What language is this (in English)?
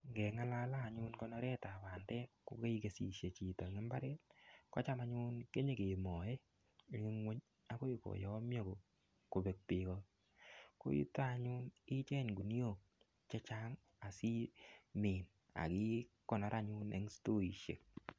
Kalenjin